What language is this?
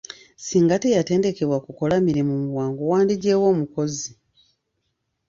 Ganda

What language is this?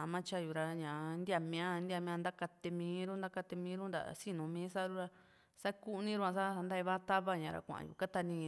Juxtlahuaca Mixtec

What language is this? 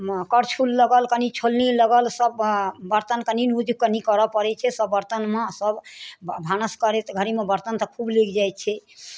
Maithili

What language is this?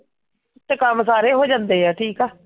Punjabi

